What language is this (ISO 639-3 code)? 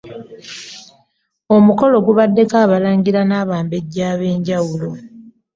lug